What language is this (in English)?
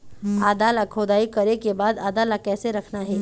Chhattisgarhi